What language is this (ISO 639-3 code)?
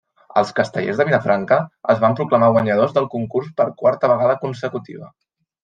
cat